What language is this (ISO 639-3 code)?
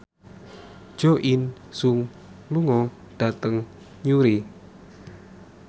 jav